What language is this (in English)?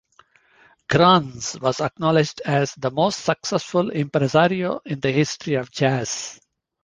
English